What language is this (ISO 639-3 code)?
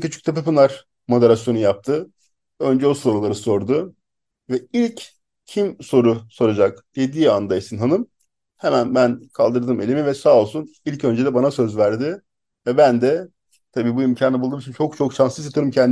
tur